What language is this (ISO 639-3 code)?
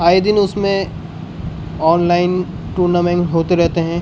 urd